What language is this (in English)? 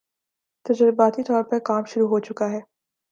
Urdu